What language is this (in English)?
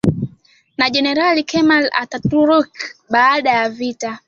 Swahili